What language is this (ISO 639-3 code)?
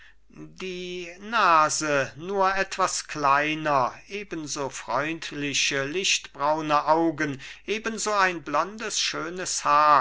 deu